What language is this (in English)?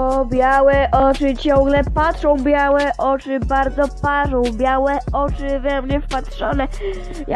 Polish